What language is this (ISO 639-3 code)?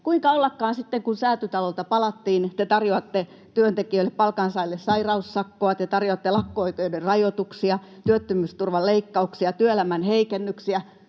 fin